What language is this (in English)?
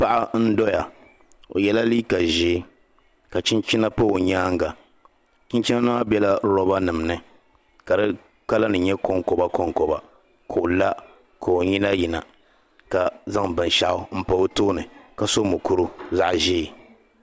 Dagbani